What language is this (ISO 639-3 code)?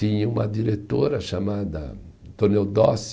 por